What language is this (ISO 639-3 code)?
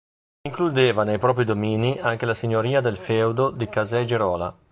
ita